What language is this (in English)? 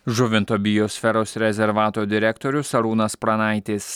Lithuanian